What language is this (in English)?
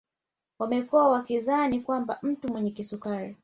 Swahili